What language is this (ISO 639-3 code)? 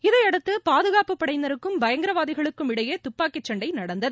tam